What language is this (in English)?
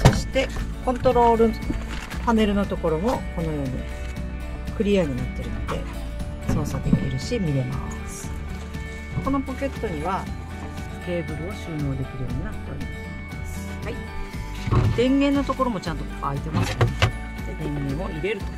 Japanese